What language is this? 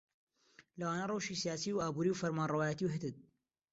Central Kurdish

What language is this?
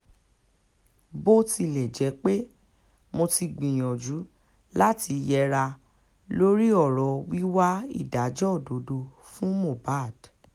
Yoruba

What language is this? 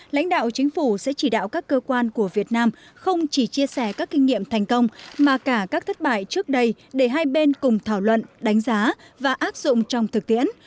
Vietnamese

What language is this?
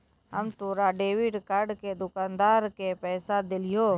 Maithili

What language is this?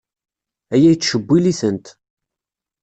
Kabyle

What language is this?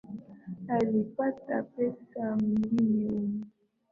Swahili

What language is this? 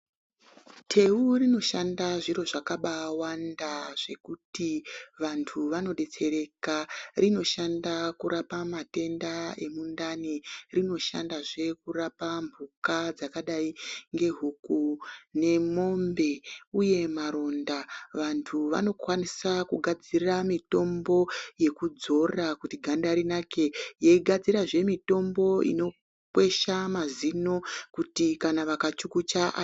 Ndau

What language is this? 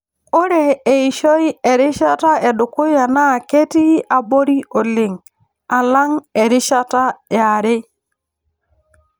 Masai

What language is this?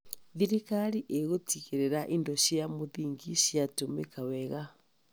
Kikuyu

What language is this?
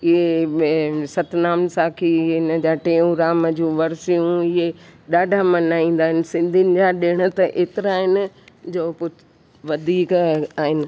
Sindhi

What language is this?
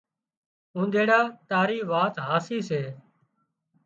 Wadiyara Koli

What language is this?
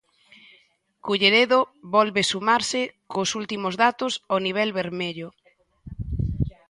Galician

